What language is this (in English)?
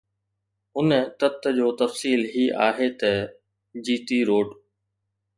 Sindhi